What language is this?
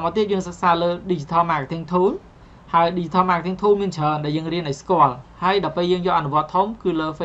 Vietnamese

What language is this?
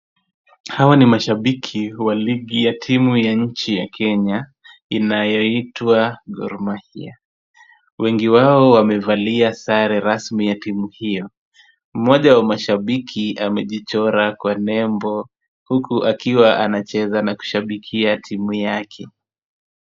Swahili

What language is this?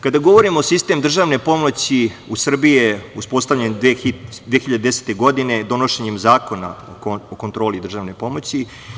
Serbian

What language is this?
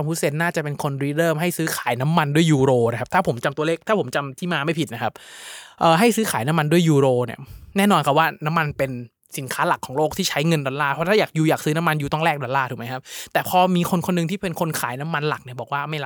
Thai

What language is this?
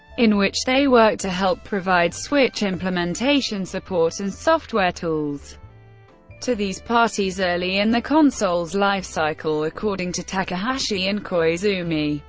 English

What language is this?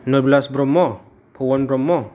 Bodo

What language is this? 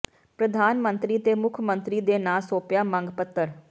Punjabi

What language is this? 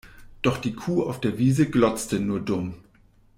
German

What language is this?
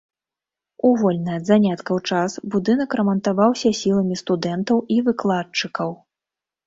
Belarusian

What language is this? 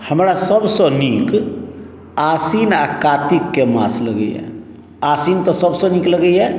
Maithili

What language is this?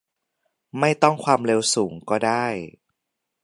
Thai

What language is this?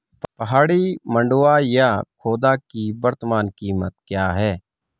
Hindi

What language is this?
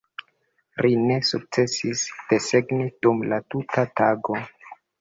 Esperanto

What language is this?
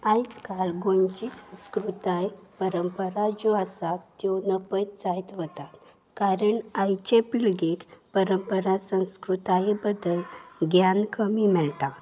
Konkani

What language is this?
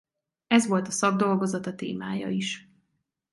Hungarian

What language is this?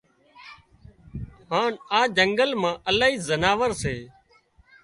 Wadiyara Koli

